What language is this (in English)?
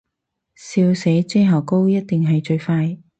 Cantonese